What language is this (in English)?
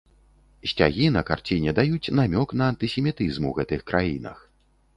Belarusian